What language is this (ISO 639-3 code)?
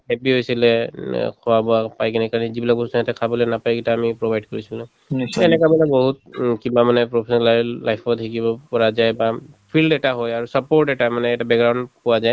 asm